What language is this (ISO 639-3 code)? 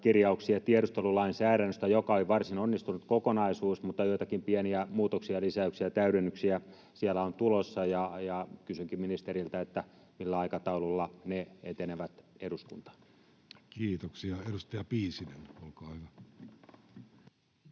fin